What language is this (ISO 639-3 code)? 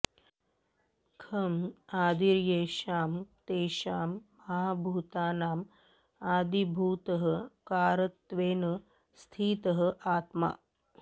san